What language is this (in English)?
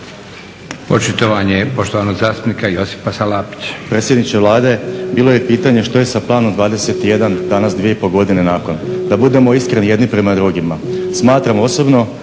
Croatian